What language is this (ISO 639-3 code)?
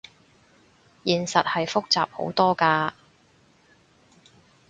yue